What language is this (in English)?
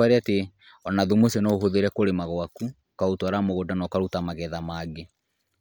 Kikuyu